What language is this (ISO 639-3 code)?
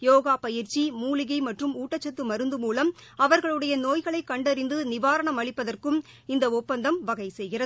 tam